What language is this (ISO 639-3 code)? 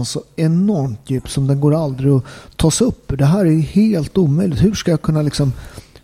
swe